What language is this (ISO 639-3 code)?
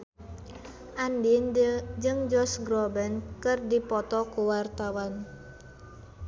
sun